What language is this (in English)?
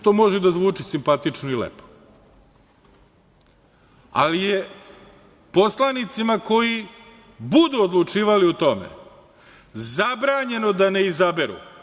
Serbian